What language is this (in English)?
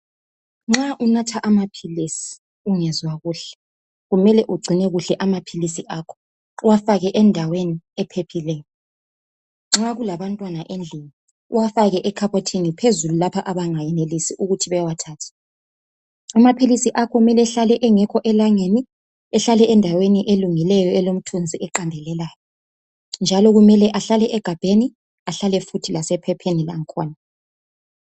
North Ndebele